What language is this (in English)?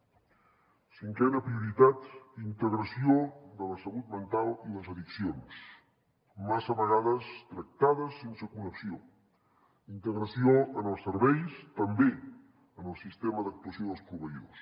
Catalan